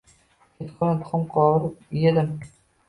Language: Uzbek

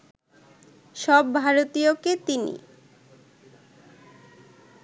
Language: Bangla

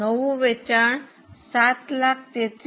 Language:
Gujarati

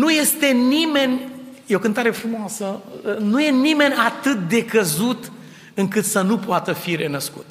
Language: Romanian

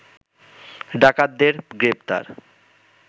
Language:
Bangla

